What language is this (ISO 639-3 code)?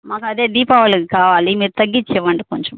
tel